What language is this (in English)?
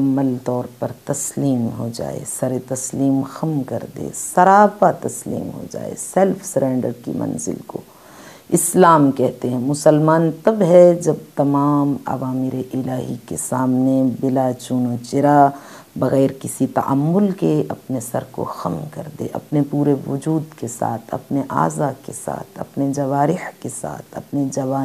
Arabic